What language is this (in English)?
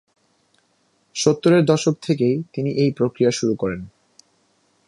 Bangla